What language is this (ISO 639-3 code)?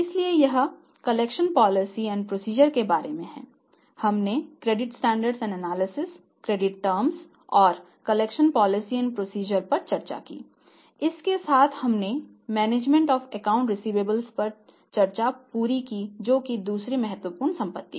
hin